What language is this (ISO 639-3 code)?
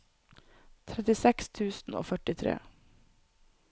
nor